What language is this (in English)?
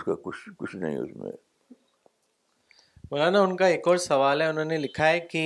Urdu